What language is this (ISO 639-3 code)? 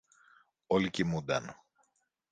ell